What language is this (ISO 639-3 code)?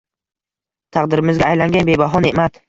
uzb